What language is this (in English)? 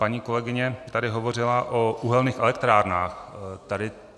Czech